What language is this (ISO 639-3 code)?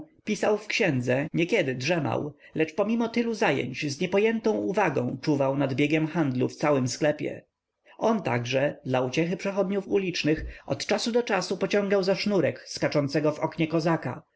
pol